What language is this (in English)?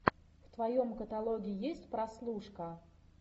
Russian